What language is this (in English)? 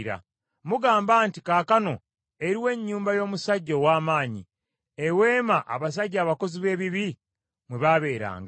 Ganda